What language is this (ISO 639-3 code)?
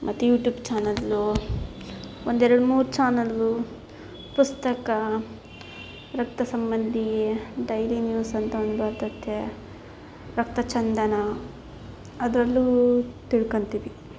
kan